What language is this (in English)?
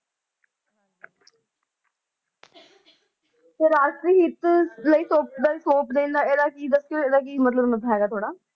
Punjabi